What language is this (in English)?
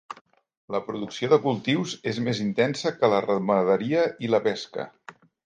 Catalan